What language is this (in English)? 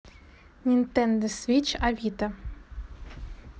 Russian